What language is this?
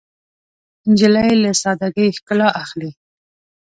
Pashto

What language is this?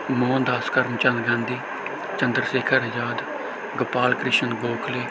Punjabi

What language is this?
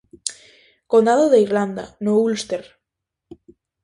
Galician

